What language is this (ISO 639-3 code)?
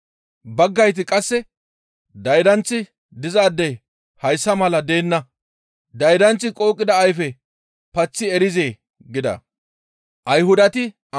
gmv